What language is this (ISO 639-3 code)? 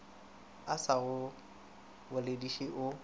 nso